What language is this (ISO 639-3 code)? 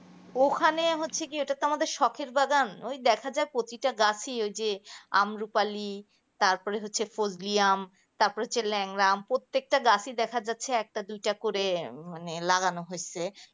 ben